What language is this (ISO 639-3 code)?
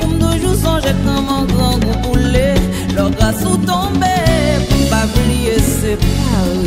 tha